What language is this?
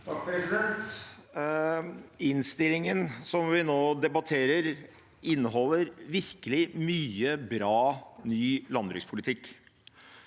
Norwegian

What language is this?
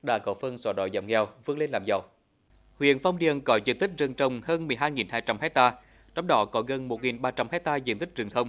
Vietnamese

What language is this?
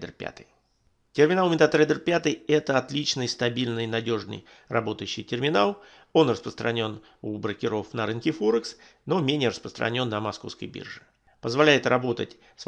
Russian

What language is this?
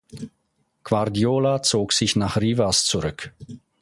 German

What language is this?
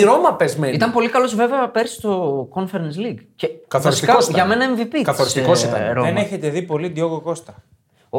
Greek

